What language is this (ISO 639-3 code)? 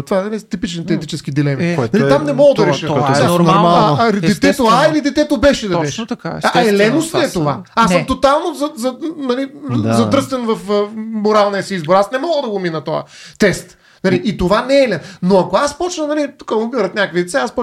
bul